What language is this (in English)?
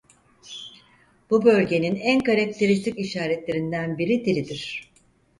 Turkish